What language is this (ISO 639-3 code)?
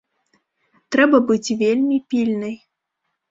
bel